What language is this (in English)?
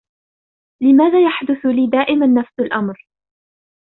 Arabic